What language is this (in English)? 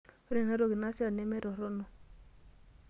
Masai